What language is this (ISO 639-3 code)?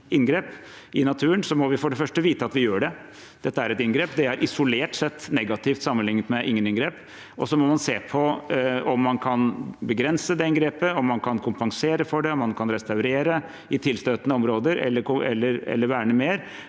nor